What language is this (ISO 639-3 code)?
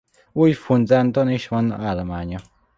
hun